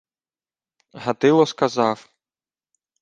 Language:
Ukrainian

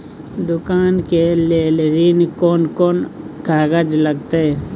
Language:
Maithili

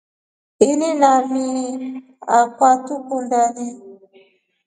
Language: Rombo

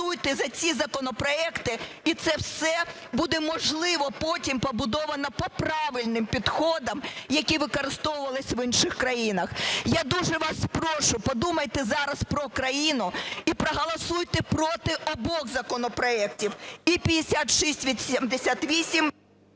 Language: Ukrainian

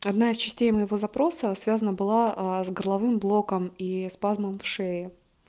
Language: Russian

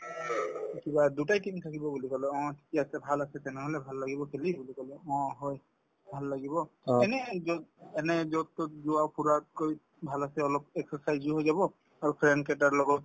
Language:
Assamese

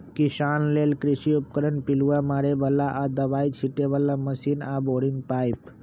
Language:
Magahi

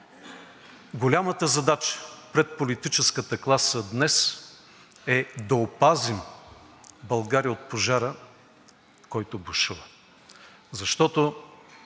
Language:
Bulgarian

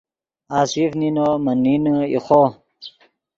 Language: Yidgha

